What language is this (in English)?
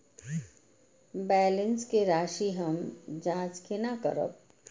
Maithili